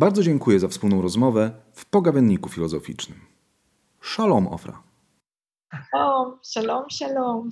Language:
Polish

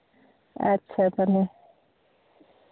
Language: Santali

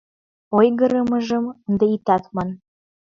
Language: Mari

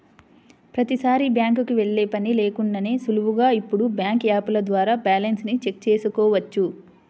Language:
Telugu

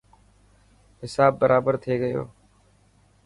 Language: Dhatki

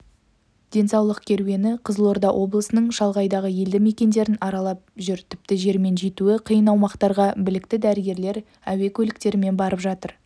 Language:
Kazakh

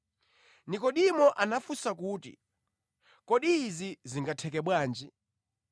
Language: Nyanja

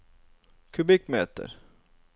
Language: Norwegian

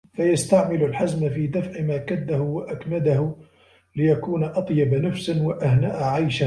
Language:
Arabic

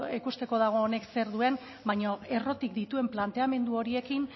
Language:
Basque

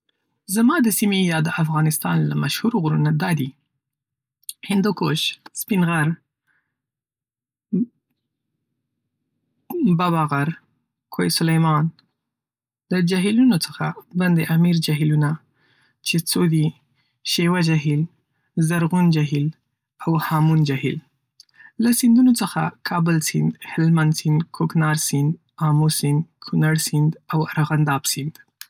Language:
Pashto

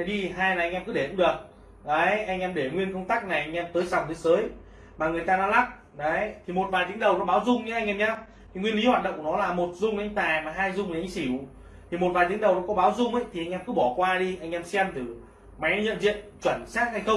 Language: Vietnamese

